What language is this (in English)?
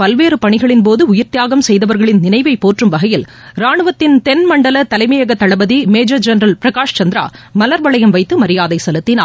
Tamil